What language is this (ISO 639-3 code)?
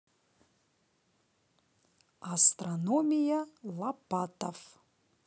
rus